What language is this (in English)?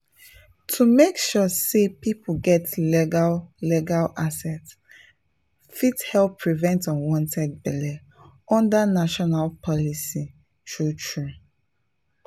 Nigerian Pidgin